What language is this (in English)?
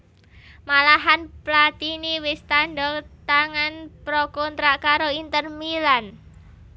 Javanese